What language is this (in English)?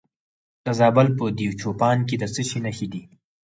Pashto